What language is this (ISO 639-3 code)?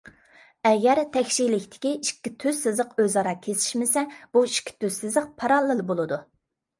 uig